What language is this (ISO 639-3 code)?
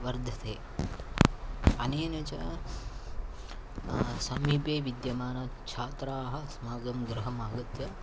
san